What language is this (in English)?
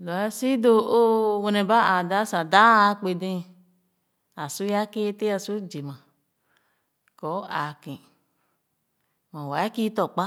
Khana